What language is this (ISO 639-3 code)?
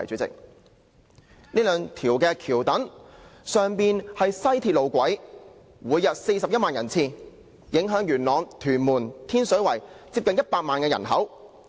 yue